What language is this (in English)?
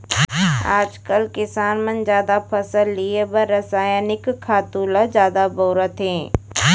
Chhattisgarhi